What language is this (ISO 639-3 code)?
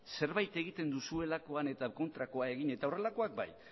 eus